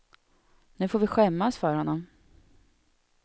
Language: Swedish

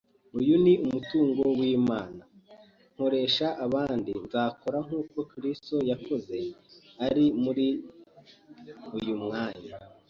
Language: Kinyarwanda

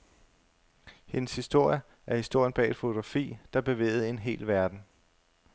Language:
Danish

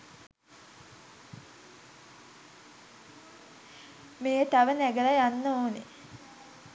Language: Sinhala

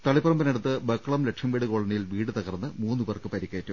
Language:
Malayalam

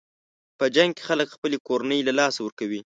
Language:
Pashto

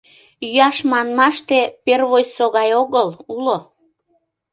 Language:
Mari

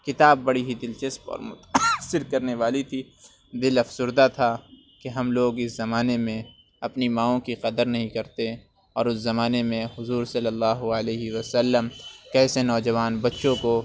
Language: Urdu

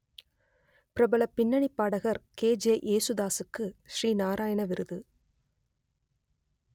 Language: Tamil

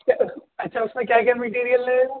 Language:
Urdu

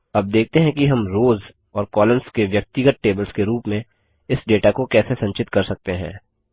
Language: Hindi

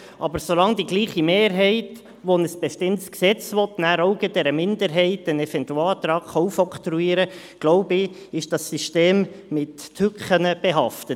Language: Swiss German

